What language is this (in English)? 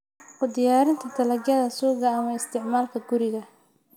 Somali